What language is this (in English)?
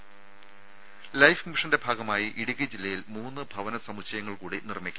Malayalam